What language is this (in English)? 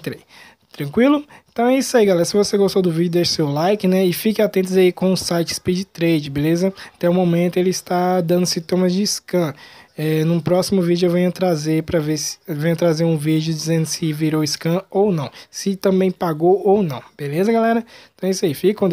Portuguese